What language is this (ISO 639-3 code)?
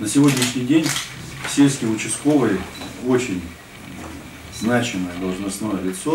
rus